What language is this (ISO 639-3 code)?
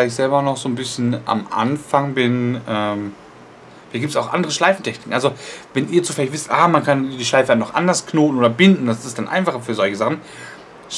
deu